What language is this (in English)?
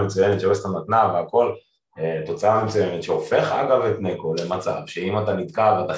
Hebrew